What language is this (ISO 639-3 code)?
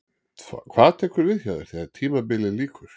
isl